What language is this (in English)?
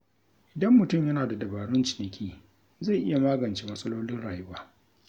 Hausa